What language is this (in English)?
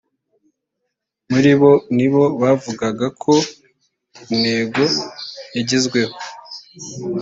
Kinyarwanda